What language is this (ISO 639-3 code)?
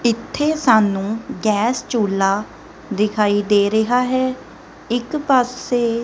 pan